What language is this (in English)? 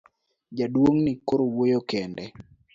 Luo (Kenya and Tanzania)